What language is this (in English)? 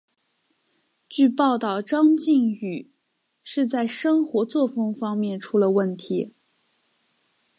Chinese